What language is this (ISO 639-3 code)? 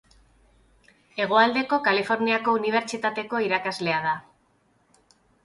eus